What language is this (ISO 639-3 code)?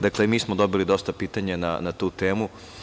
srp